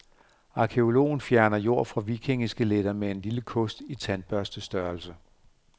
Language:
Danish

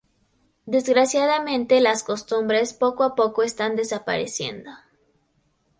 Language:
Spanish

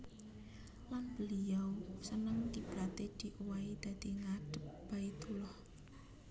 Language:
Javanese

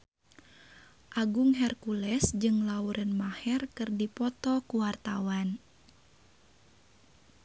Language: Sundanese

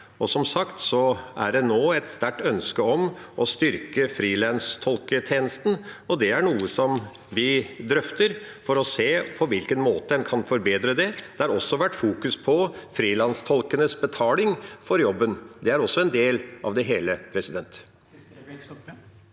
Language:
Norwegian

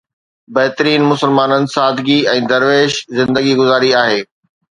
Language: Sindhi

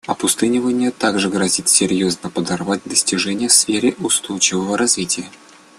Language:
Russian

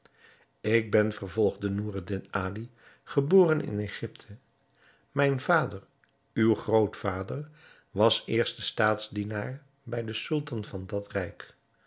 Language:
Dutch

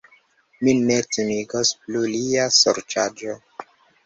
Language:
Esperanto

